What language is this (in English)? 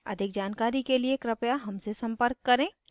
Hindi